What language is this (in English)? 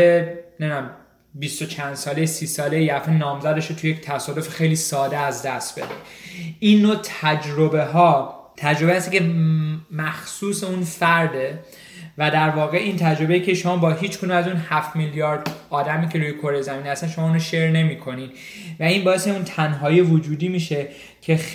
Persian